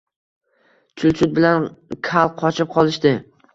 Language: Uzbek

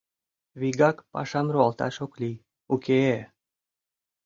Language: Mari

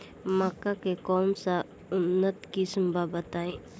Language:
Bhojpuri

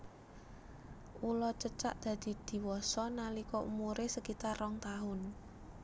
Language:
Javanese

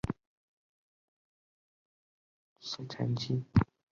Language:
Chinese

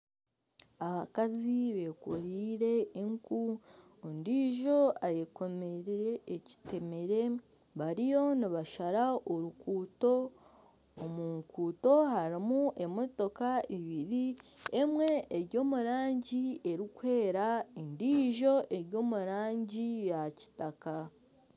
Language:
Nyankole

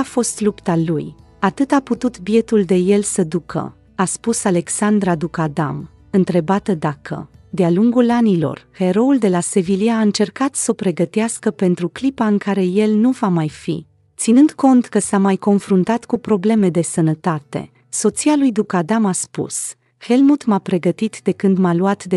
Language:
Romanian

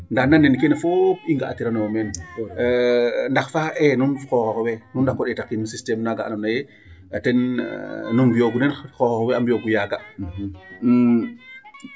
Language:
Serer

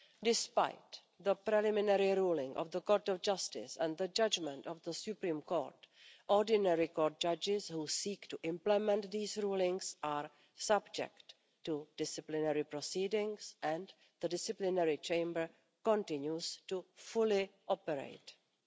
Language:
English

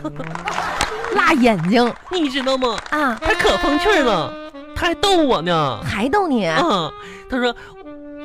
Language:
Chinese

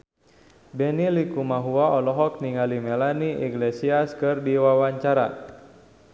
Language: Sundanese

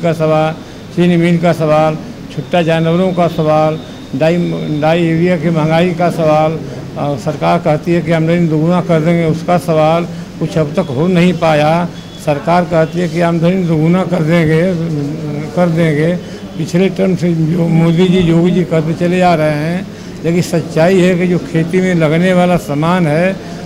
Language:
Hindi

